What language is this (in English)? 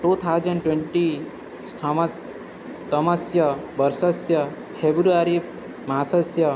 Sanskrit